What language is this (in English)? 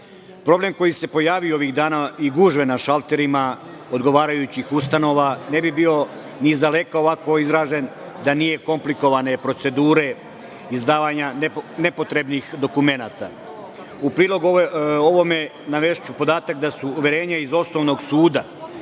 Serbian